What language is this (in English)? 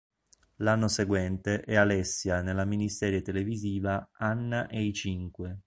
Italian